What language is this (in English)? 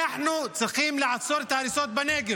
Hebrew